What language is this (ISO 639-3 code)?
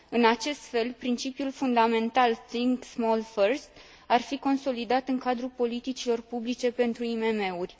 ron